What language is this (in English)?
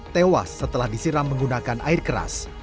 Indonesian